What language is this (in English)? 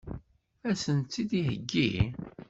Kabyle